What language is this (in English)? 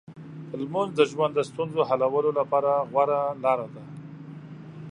Pashto